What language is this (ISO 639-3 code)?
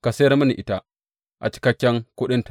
hau